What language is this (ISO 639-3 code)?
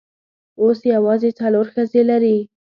pus